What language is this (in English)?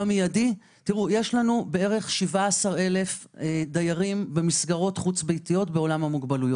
Hebrew